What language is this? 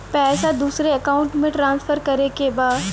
Bhojpuri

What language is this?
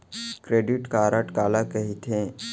Chhattisgarhi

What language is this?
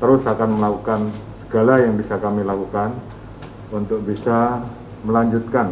Indonesian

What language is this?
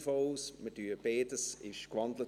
Swiss German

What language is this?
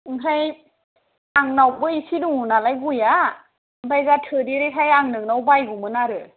Bodo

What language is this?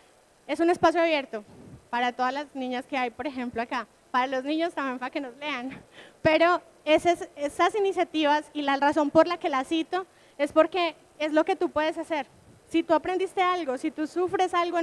Spanish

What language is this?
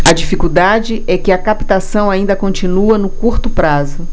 Portuguese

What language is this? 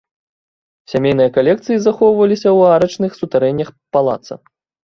Belarusian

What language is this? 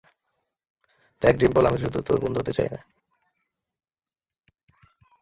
Bangla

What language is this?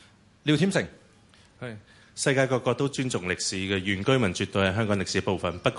Chinese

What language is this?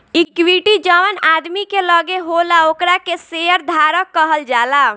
Bhojpuri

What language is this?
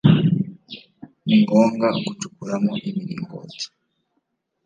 Kinyarwanda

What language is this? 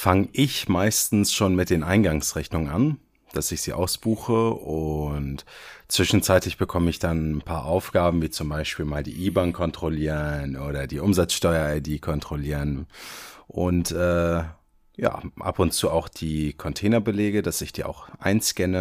German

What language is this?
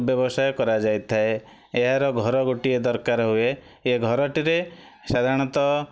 Odia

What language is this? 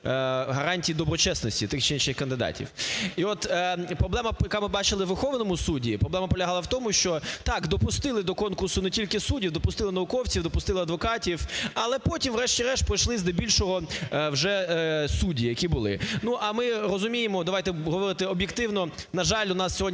Ukrainian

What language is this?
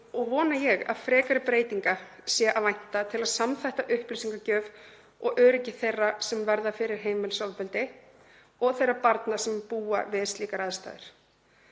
Icelandic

